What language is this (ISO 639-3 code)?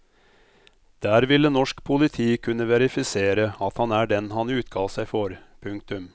nor